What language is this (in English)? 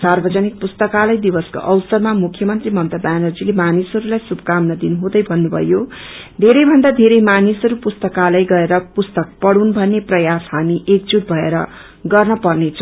Nepali